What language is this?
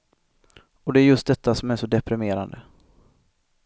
Swedish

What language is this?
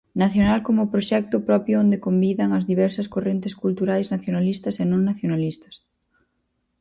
Galician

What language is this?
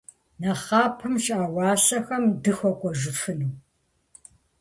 Kabardian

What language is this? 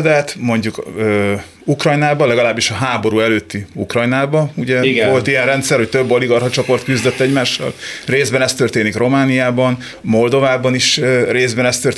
Hungarian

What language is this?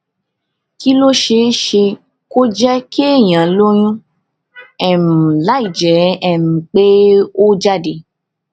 Yoruba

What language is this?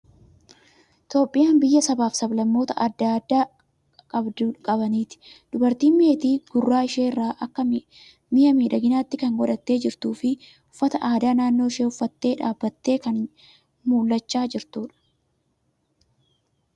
Oromo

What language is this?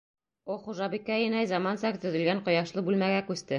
Bashkir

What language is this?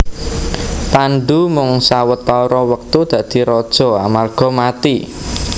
Javanese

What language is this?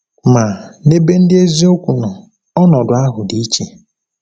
Igbo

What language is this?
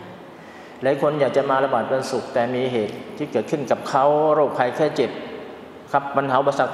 Thai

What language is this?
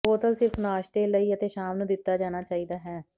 Punjabi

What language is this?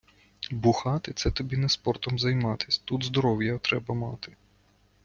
Ukrainian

